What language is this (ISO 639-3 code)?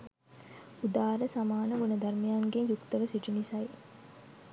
sin